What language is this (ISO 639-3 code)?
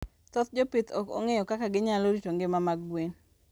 luo